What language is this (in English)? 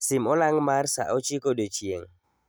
Luo (Kenya and Tanzania)